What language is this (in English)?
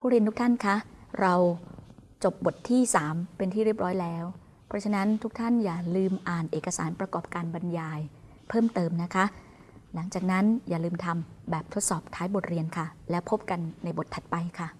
Thai